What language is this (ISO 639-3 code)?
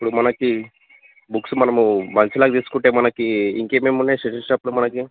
tel